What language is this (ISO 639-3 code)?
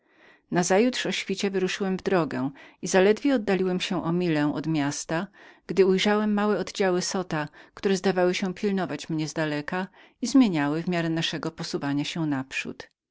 pol